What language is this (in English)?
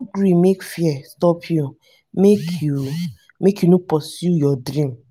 Nigerian Pidgin